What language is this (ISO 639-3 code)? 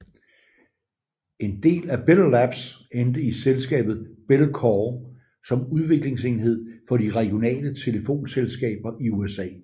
dan